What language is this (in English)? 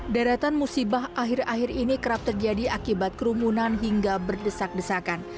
Indonesian